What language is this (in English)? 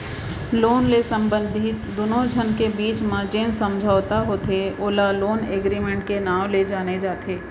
Chhattisgarhi